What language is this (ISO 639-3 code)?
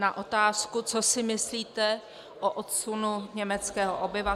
ces